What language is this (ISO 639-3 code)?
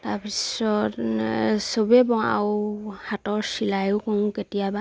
asm